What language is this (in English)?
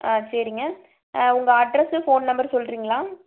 Tamil